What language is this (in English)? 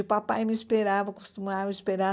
Portuguese